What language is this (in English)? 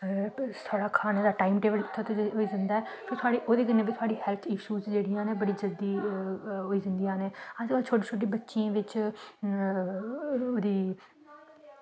Dogri